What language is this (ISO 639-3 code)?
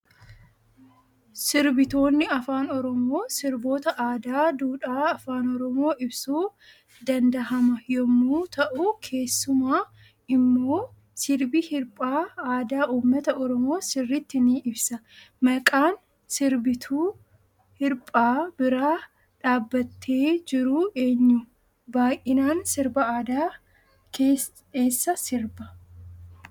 orm